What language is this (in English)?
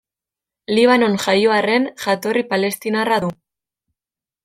Basque